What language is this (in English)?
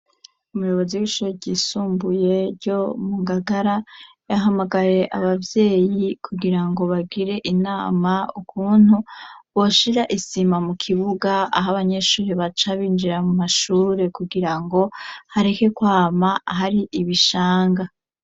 Rundi